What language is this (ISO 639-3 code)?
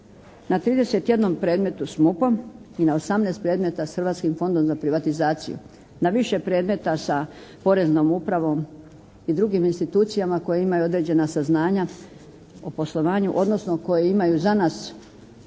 hrv